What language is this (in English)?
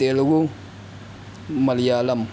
Urdu